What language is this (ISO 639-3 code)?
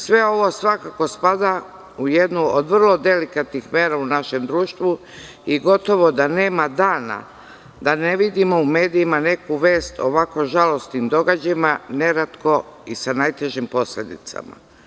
srp